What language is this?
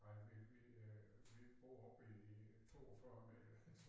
Danish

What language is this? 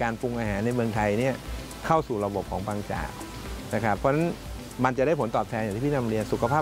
Thai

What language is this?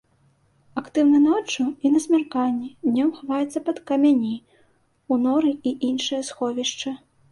Belarusian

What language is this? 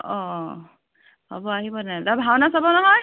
Assamese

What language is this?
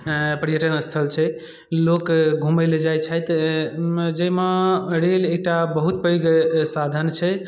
Maithili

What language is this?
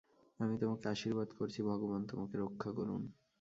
Bangla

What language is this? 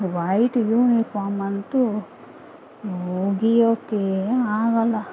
Kannada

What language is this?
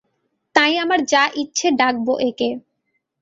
Bangla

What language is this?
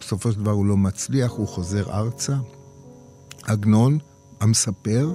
Hebrew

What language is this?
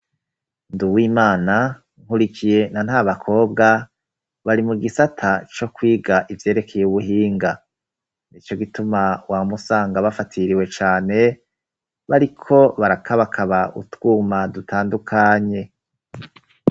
Rundi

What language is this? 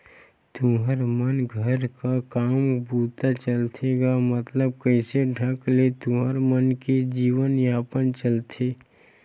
Chhattisgarhi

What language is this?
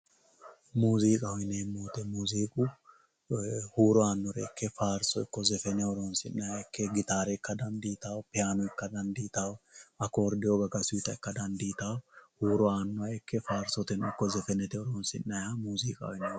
Sidamo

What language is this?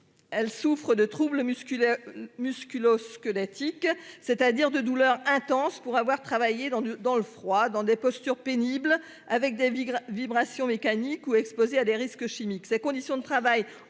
French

